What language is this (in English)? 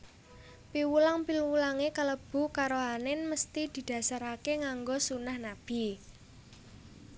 Javanese